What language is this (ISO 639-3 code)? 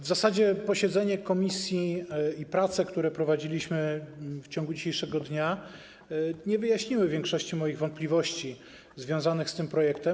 pol